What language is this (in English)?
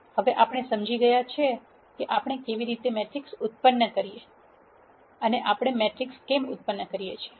Gujarati